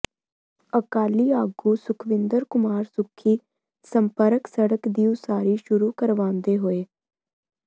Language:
Punjabi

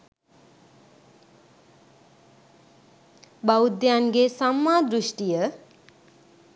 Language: Sinhala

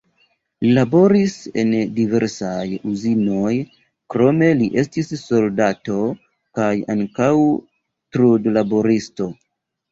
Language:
Esperanto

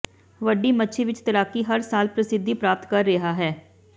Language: Punjabi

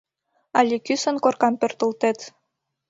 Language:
Mari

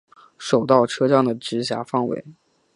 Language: Chinese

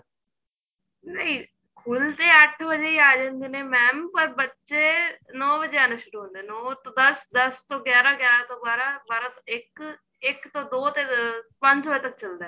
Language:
Punjabi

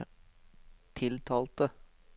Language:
Norwegian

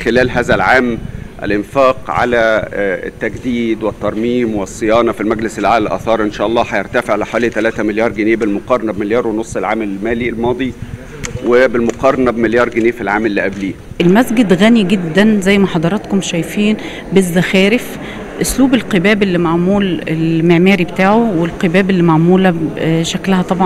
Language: Arabic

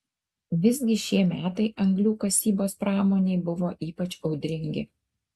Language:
Lithuanian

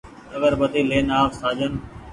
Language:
Goaria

